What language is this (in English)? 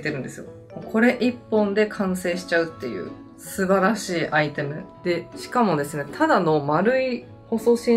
Japanese